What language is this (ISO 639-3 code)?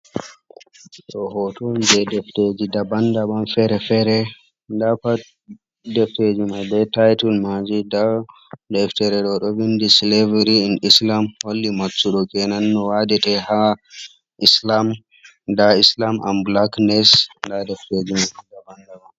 ful